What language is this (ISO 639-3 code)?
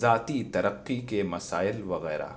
urd